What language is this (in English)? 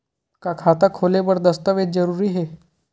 Chhattisgarhi